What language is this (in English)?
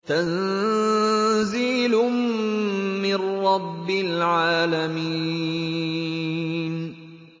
Arabic